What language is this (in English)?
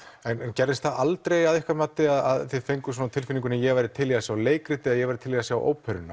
Icelandic